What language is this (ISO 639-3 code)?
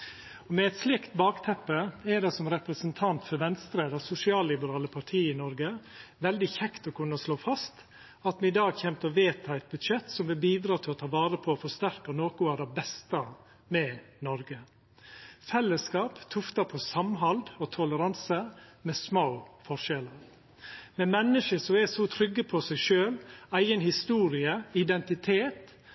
nno